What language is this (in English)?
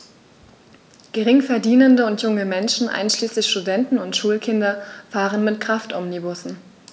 German